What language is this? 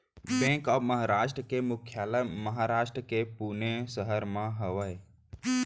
Chhattisgarhi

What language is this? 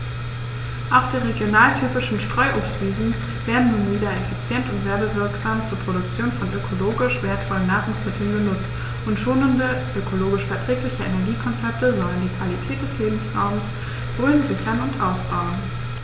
German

